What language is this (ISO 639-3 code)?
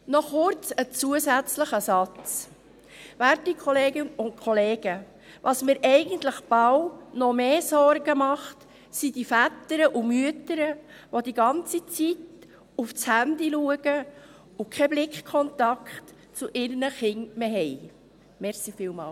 gsw